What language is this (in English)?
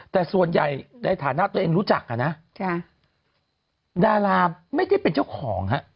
Thai